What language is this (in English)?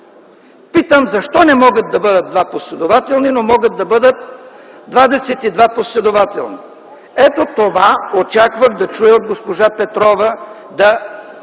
Bulgarian